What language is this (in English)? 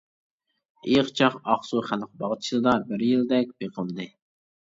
Uyghur